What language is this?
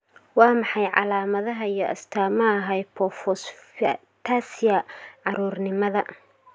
Somali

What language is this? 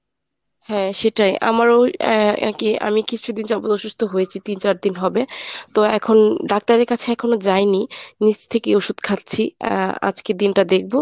Bangla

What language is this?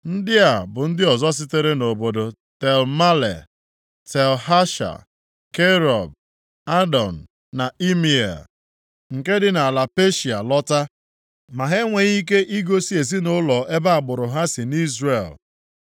Igbo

